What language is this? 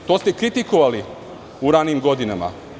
Serbian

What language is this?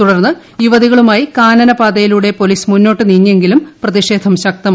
Malayalam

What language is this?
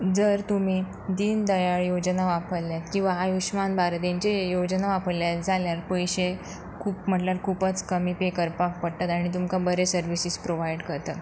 Konkani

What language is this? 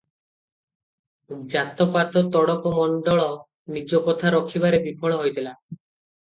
Odia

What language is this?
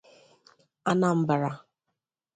Igbo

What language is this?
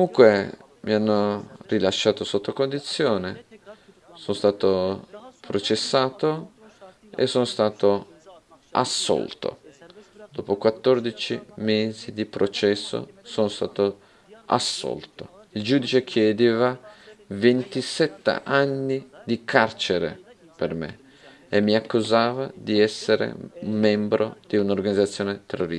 Italian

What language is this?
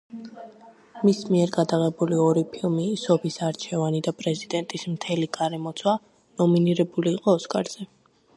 Georgian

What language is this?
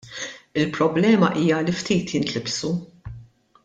Maltese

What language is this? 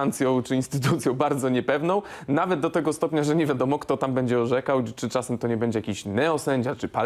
Polish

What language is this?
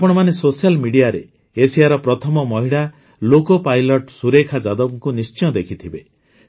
Odia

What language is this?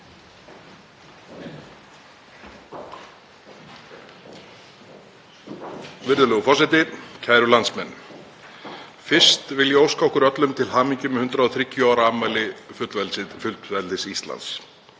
Icelandic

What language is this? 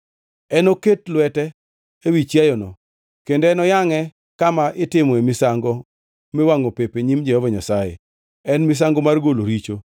Luo (Kenya and Tanzania)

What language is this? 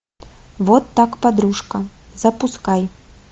Russian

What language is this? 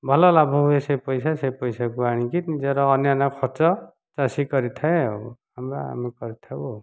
Odia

